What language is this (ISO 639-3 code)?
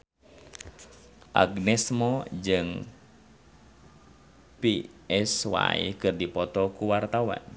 sun